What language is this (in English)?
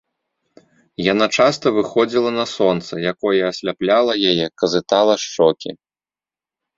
Belarusian